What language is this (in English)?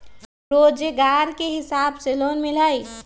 Magahi